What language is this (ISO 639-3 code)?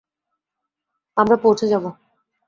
ben